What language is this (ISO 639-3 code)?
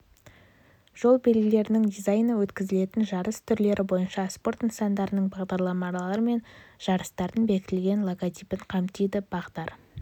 kaz